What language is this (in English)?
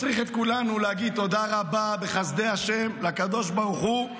Hebrew